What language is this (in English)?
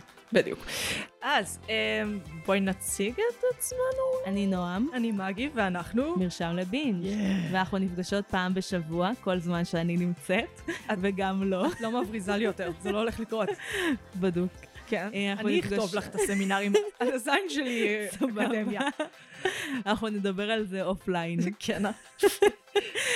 Hebrew